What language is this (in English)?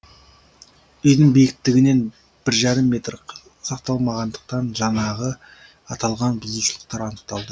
Kazakh